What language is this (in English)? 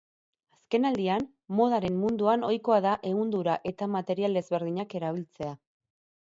Basque